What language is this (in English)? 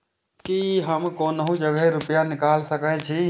Maithili